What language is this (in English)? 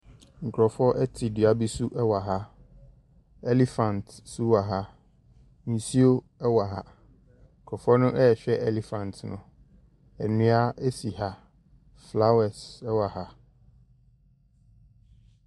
Akan